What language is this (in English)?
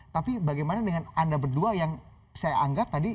Indonesian